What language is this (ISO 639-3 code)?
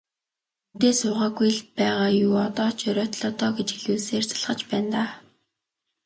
mon